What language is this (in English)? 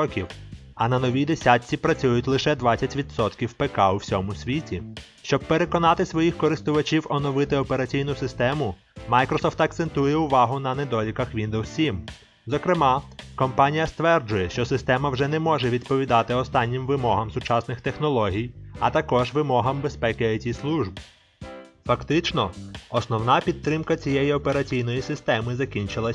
Ukrainian